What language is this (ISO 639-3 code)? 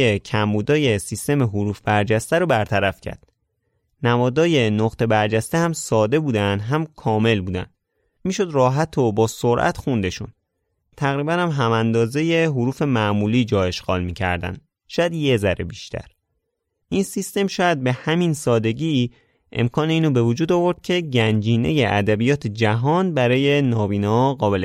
fas